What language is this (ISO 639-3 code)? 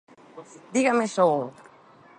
glg